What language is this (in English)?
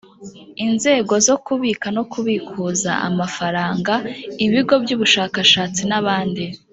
Kinyarwanda